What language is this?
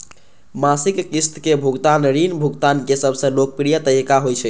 Maithili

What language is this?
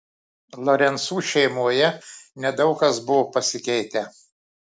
Lithuanian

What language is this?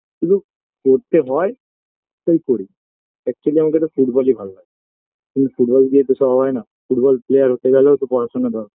Bangla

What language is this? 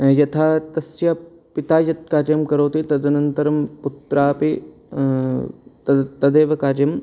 Sanskrit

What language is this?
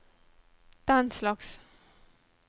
Norwegian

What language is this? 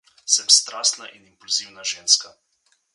Slovenian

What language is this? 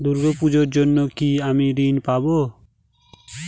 Bangla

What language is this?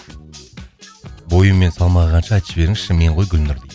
Kazakh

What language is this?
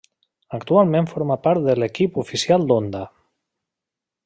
Catalan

